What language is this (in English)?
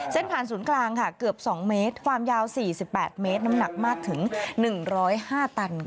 Thai